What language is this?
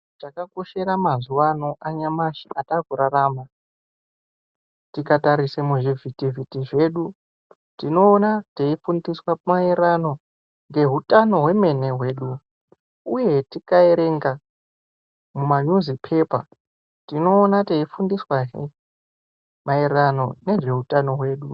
Ndau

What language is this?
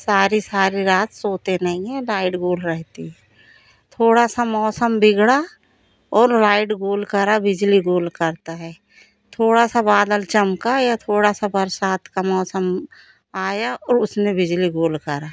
Hindi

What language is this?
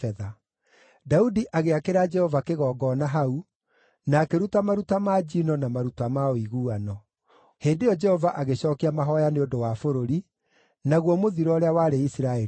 Kikuyu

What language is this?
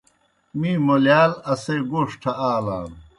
Kohistani Shina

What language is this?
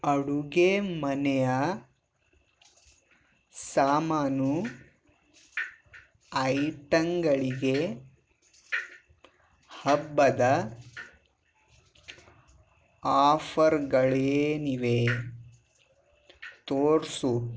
Kannada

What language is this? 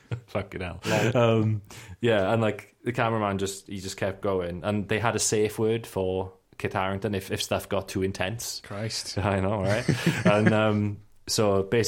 English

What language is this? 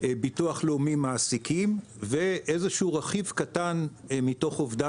Hebrew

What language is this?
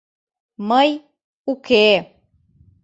Mari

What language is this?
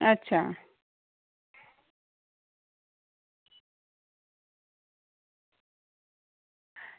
Dogri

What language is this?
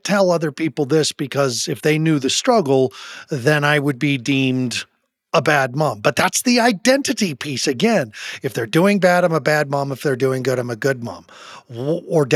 English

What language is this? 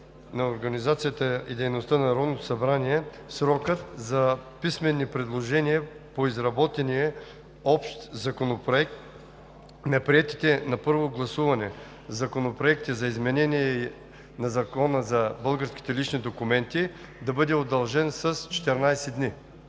Bulgarian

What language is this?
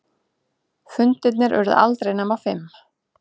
Icelandic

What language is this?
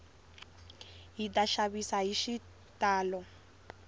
Tsonga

